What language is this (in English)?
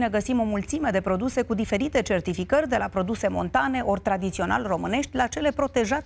Romanian